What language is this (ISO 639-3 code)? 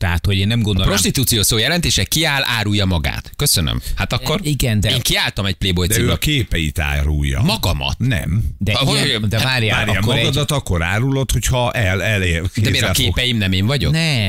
hun